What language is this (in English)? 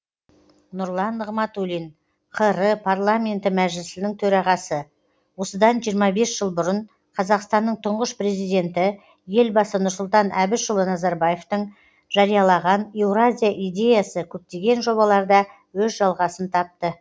Kazakh